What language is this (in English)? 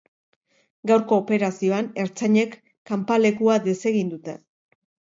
Basque